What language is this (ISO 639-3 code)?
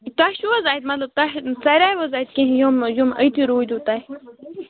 kas